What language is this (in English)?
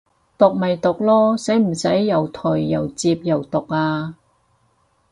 Cantonese